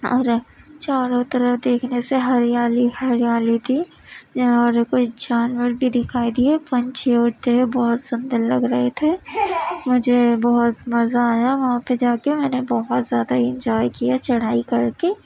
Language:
Urdu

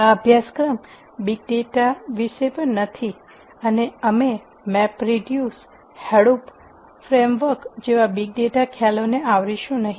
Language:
Gujarati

